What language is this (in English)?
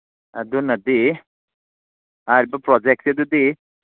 Manipuri